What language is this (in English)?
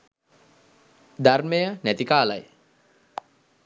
Sinhala